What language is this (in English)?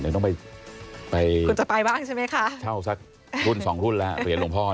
Thai